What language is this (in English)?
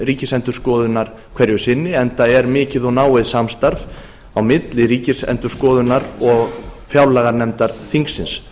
Icelandic